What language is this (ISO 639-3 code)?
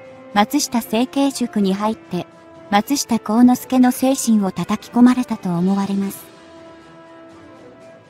jpn